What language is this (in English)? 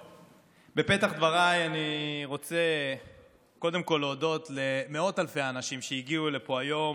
Hebrew